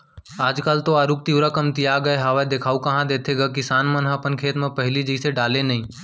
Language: Chhattisgarhi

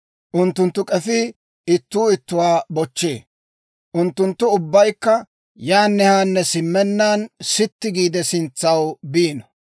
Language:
Dawro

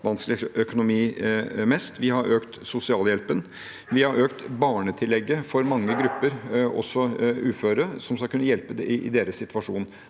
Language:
Norwegian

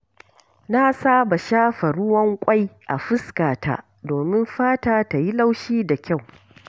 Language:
Hausa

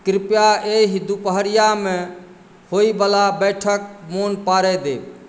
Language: Maithili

